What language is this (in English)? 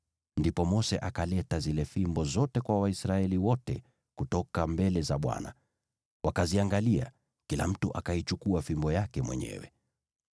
Swahili